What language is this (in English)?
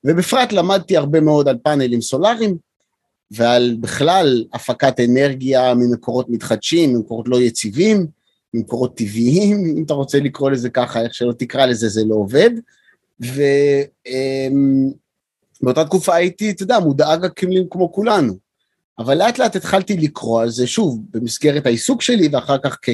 Hebrew